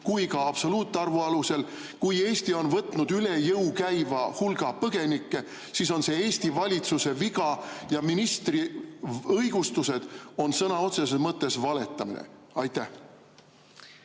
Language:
Estonian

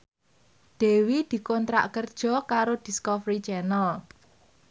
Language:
Javanese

